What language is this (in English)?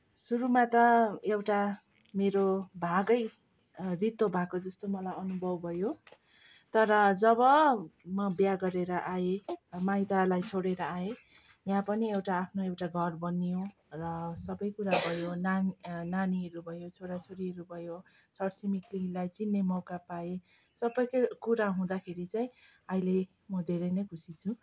Nepali